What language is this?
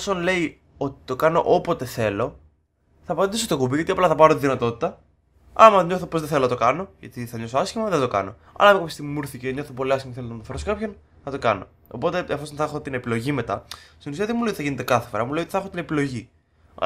Greek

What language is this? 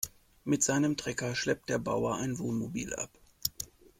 German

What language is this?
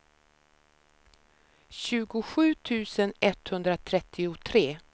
Swedish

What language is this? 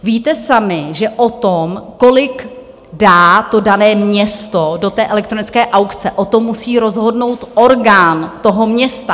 Czech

